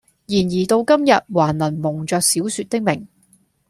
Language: Cantonese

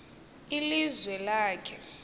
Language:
Xhosa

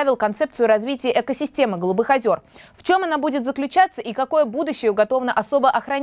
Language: Russian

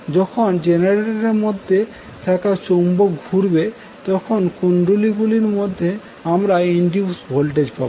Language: Bangla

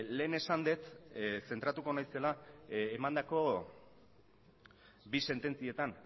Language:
Basque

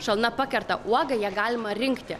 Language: Lithuanian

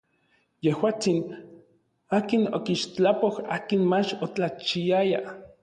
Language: Orizaba Nahuatl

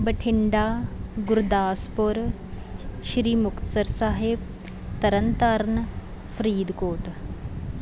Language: Punjabi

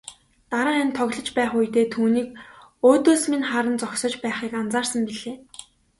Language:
Mongolian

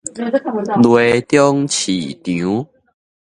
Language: Min Nan Chinese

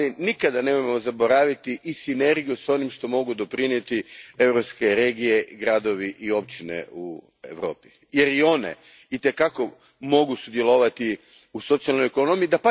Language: Croatian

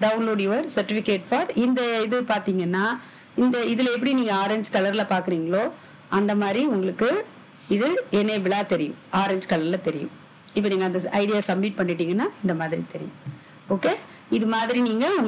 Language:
Hindi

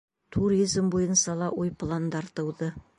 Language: Bashkir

